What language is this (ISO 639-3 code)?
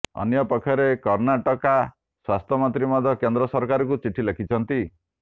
ori